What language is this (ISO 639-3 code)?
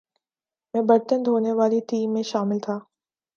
urd